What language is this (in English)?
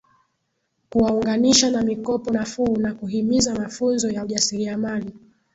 Swahili